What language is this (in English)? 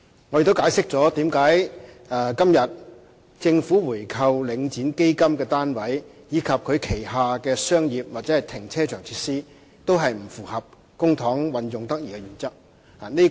Cantonese